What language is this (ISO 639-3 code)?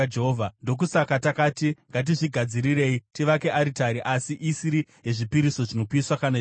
sna